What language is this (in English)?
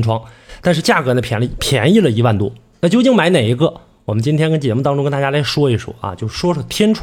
Chinese